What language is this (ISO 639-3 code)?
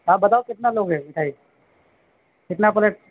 urd